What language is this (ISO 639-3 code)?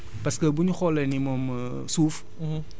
wol